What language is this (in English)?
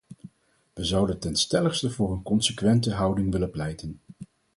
Dutch